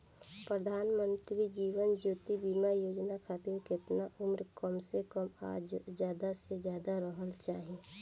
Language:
Bhojpuri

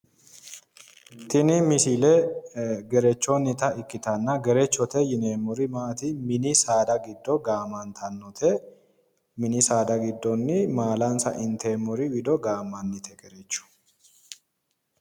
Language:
Sidamo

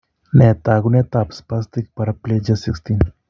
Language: Kalenjin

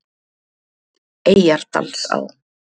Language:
Icelandic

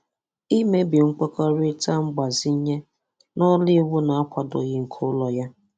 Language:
Igbo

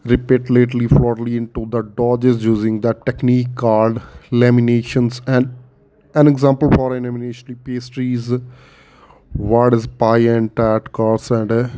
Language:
Punjabi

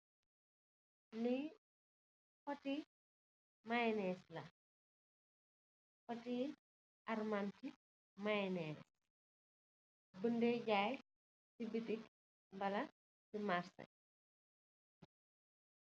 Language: Wolof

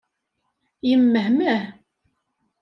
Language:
Kabyle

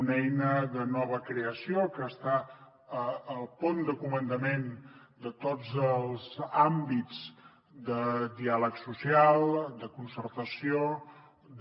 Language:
Catalan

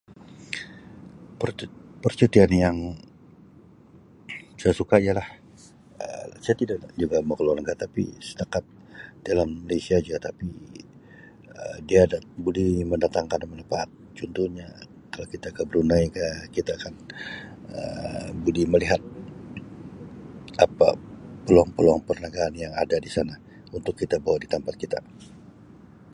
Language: Sabah Malay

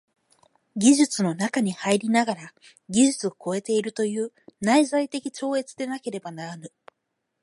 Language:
Japanese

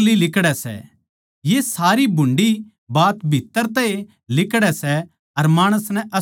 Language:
Haryanvi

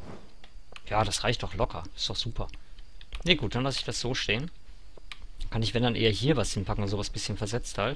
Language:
German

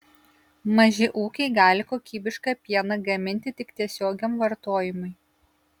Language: Lithuanian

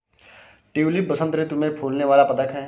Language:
Hindi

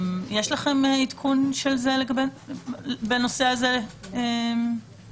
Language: Hebrew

